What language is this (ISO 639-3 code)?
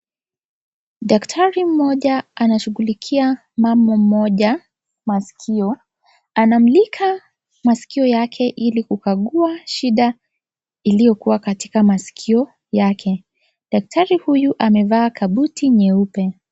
swa